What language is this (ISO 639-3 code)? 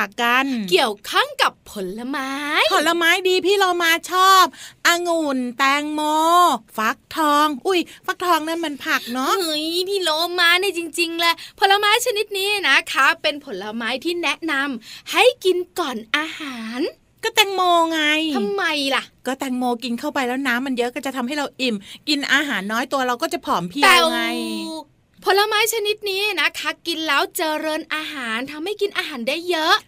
tha